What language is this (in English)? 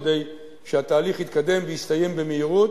Hebrew